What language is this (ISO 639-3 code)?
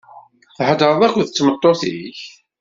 kab